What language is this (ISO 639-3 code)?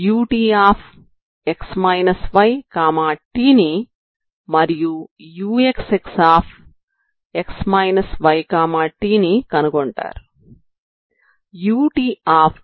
tel